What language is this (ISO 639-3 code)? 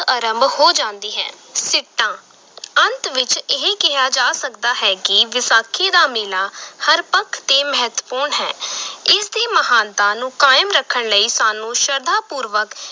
pan